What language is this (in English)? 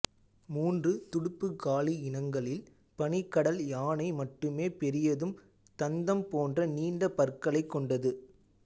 Tamil